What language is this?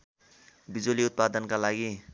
Nepali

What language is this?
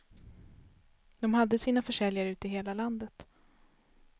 Swedish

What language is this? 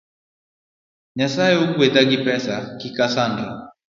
Luo (Kenya and Tanzania)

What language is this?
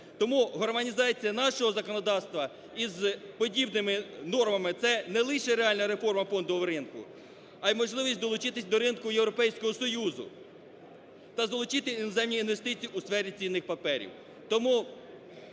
Ukrainian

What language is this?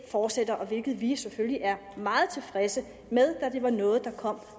Danish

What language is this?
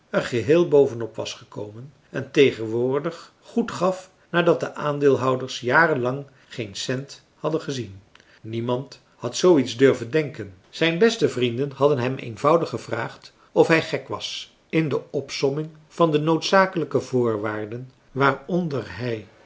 Dutch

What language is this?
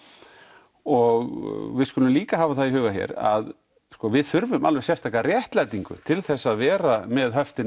Icelandic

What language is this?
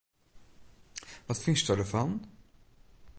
Western Frisian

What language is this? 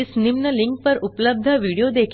Hindi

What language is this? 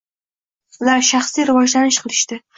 Uzbek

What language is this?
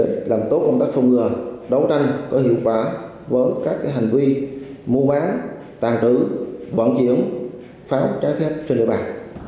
Vietnamese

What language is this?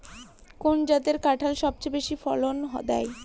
Bangla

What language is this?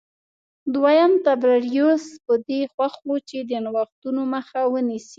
Pashto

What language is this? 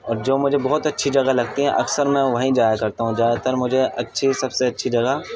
Urdu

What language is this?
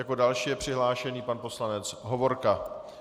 Czech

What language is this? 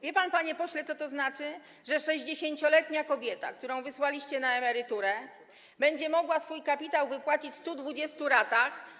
Polish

